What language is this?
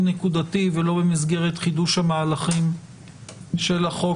Hebrew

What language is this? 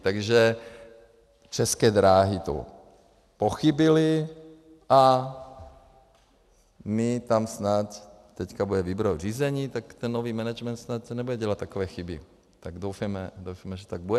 Czech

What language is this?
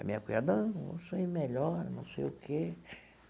Portuguese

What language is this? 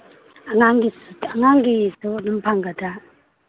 Manipuri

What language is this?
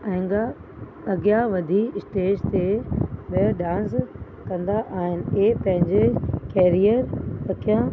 Sindhi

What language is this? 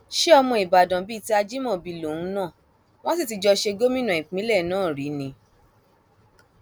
Yoruba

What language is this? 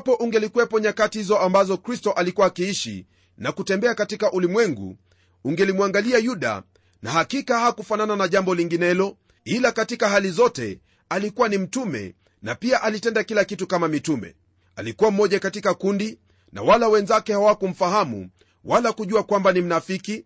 Swahili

